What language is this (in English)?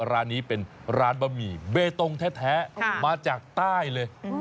Thai